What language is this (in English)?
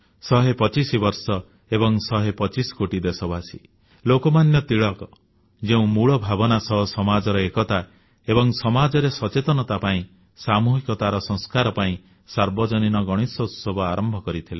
Odia